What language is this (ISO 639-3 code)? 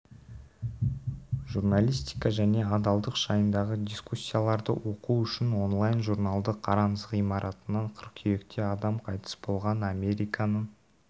kaz